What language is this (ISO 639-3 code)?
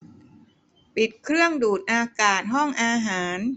tha